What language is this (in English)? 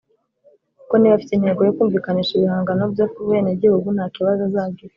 Kinyarwanda